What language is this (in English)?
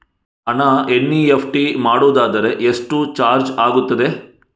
Kannada